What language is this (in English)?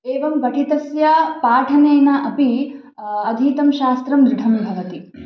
Sanskrit